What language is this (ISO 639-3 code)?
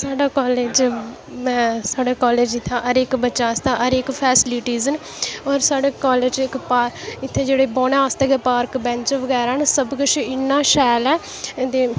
doi